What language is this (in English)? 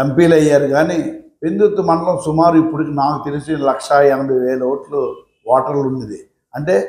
Telugu